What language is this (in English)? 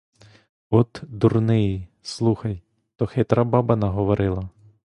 Ukrainian